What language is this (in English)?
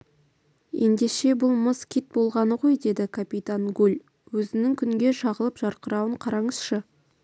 Kazakh